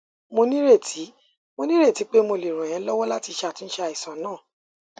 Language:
Yoruba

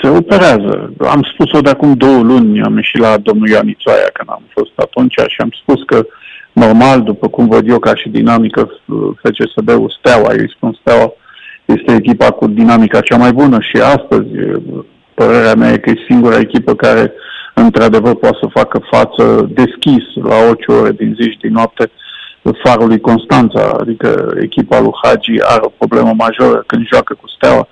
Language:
Romanian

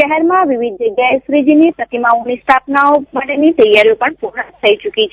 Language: Gujarati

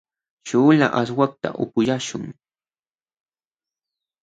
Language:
Jauja Wanca Quechua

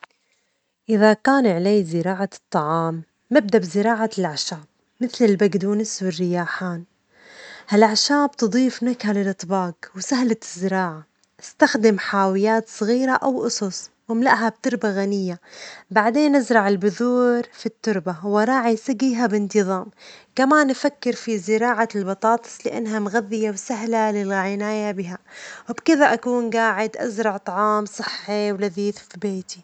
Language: Omani Arabic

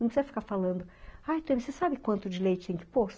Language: Portuguese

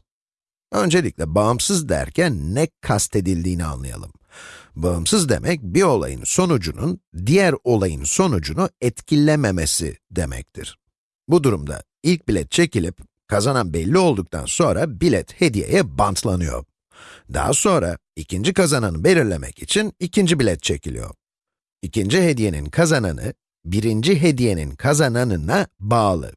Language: Turkish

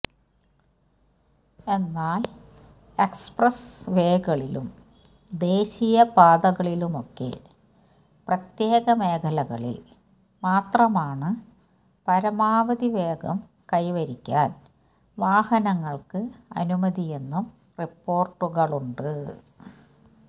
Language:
Malayalam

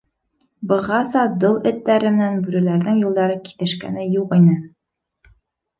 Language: Bashkir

